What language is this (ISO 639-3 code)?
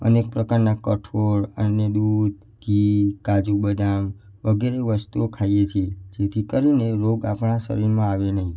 guj